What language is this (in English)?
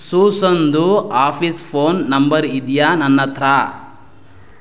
Kannada